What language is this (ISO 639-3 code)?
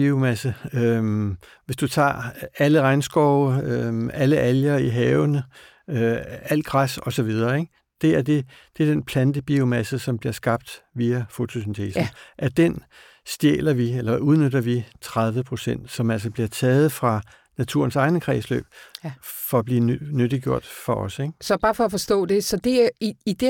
dan